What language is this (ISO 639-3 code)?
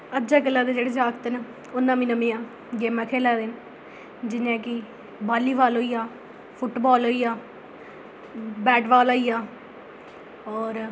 doi